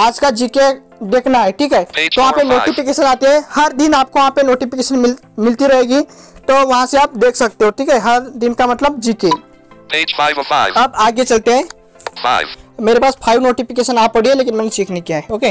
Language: Hindi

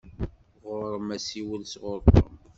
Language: Kabyle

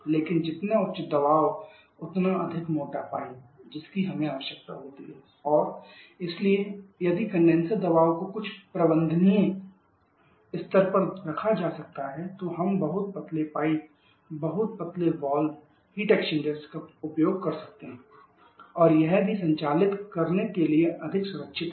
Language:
Hindi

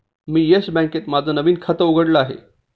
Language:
Marathi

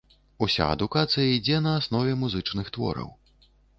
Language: Belarusian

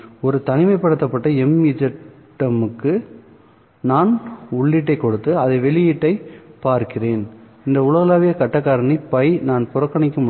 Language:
Tamil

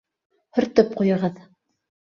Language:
Bashkir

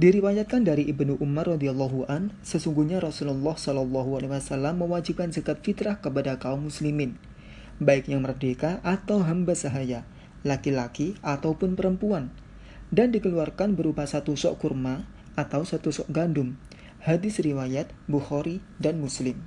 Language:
Indonesian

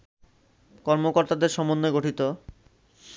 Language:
Bangla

